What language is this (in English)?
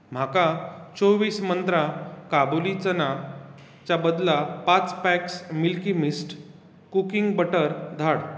Konkani